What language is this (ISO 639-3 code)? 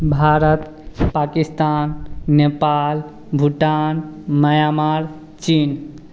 hin